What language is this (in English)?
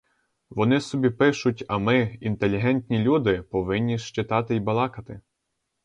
Ukrainian